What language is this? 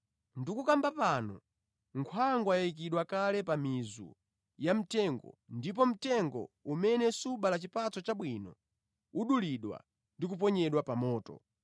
Nyanja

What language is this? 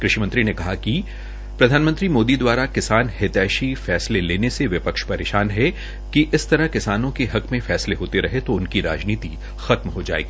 Hindi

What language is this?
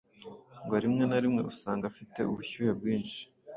Kinyarwanda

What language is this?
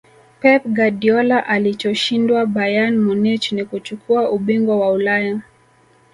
Swahili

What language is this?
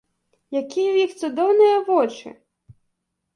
Belarusian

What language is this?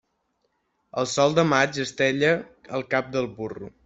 Catalan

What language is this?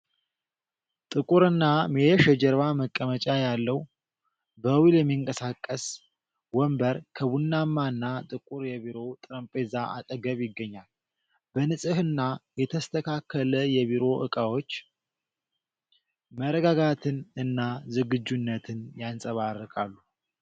Amharic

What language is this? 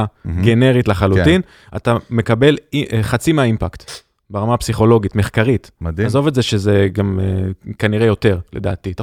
Hebrew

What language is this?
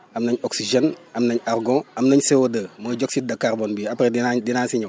Wolof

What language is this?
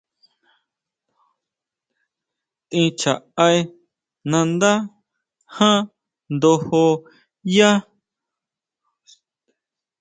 Huautla Mazatec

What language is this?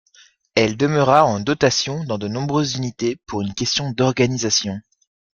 French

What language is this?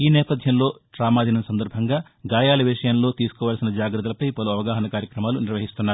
Telugu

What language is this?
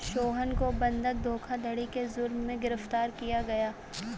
Hindi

